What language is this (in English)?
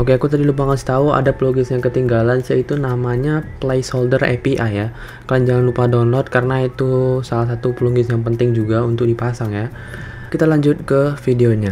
Indonesian